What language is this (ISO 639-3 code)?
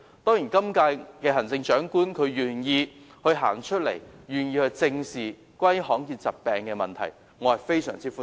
yue